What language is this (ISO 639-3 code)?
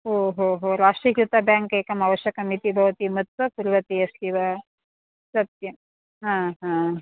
san